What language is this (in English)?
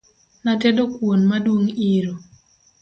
Luo (Kenya and Tanzania)